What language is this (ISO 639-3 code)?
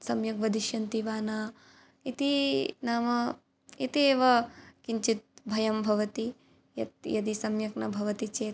san